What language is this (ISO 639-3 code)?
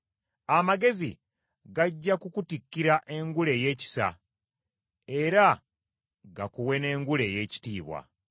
lug